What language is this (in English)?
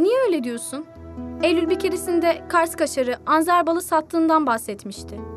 Turkish